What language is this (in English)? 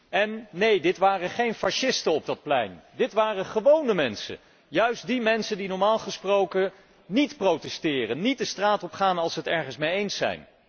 Dutch